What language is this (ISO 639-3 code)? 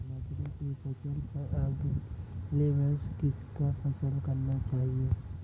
hin